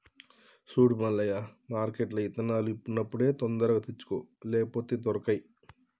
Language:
Telugu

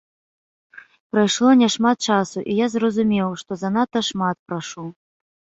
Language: Belarusian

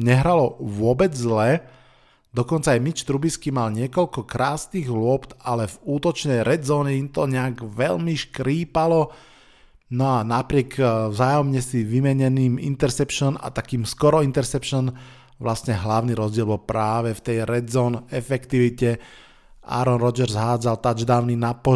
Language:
Slovak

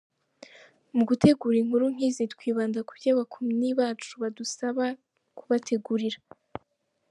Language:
Kinyarwanda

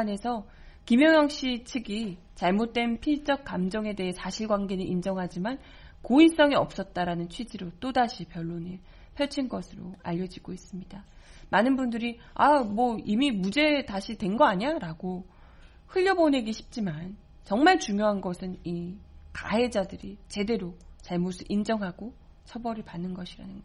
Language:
Korean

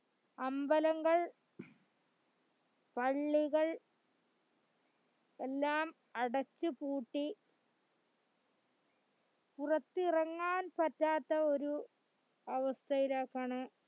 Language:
Malayalam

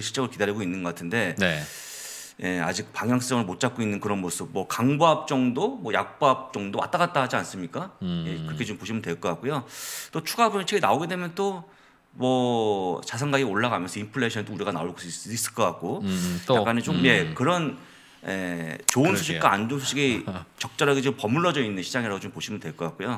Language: Korean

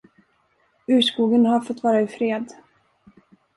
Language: Swedish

